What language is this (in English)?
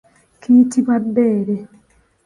Ganda